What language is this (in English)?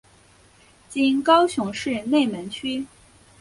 Chinese